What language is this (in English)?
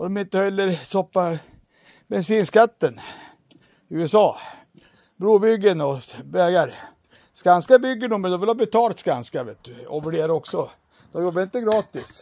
Swedish